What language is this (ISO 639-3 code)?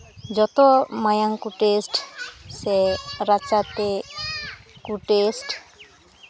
sat